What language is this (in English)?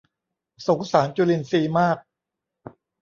Thai